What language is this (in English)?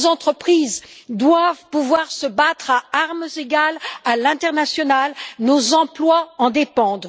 French